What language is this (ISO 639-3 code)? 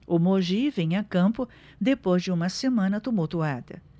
por